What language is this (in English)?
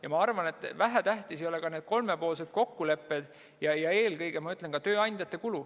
Estonian